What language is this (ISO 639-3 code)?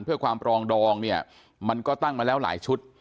tha